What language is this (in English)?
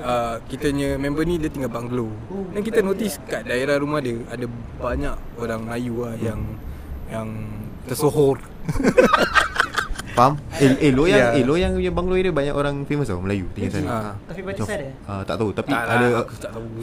Malay